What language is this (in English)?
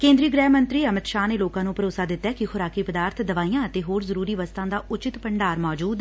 Punjabi